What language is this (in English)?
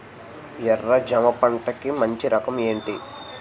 Telugu